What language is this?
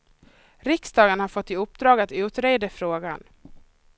Swedish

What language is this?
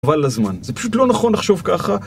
Hebrew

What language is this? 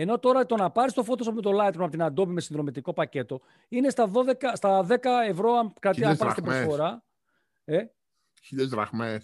Greek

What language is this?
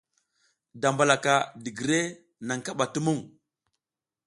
South Giziga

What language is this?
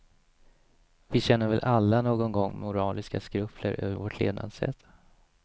Swedish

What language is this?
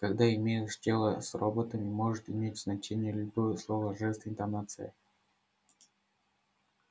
Russian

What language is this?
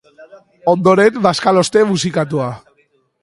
Basque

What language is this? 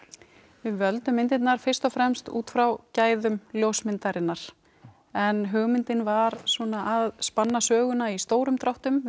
Icelandic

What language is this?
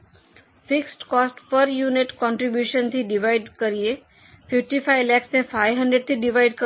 Gujarati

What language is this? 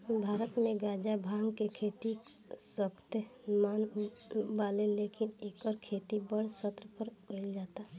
Bhojpuri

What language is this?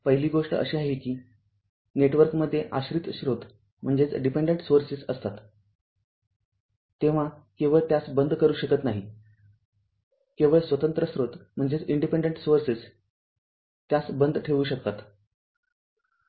Marathi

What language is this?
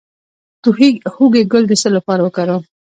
Pashto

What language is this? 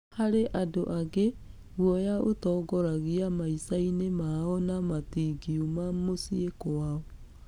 Kikuyu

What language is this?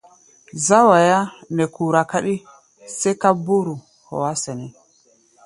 Gbaya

